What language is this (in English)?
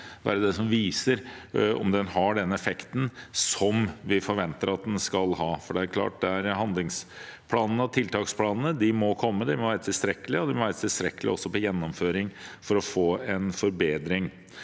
Norwegian